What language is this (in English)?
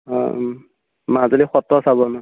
Assamese